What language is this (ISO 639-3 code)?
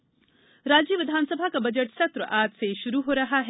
hin